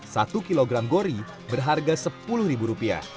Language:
Indonesian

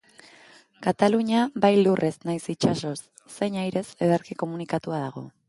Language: Basque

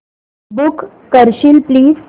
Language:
Marathi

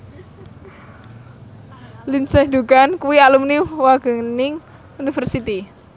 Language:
Javanese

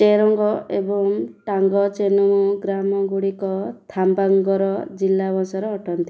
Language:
Odia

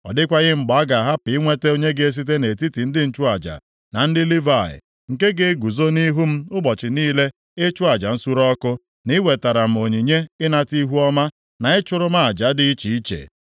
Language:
Igbo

